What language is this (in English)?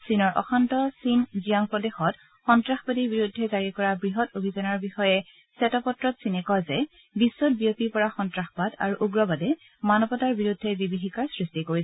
Assamese